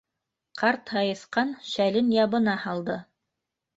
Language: Bashkir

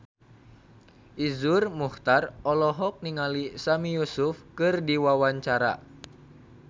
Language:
Sundanese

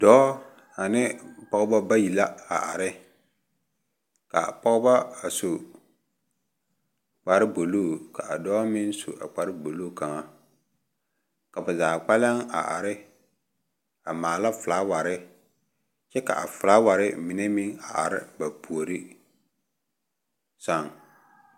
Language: Southern Dagaare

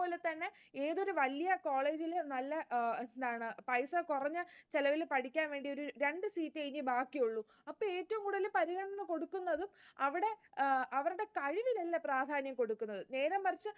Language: Malayalam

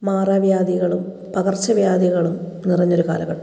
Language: Malayalam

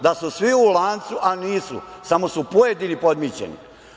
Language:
Serbian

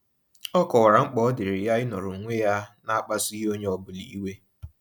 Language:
Igbo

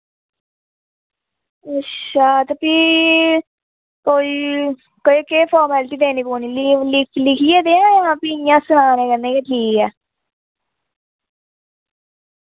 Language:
Dogri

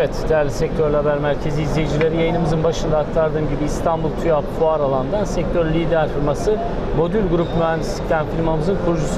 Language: Turkish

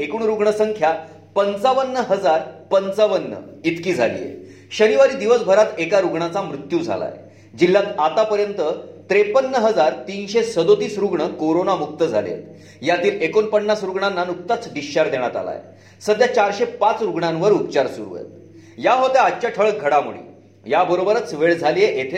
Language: Marathi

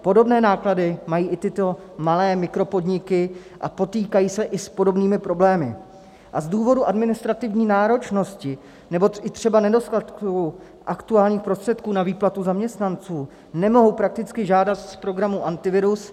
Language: Czech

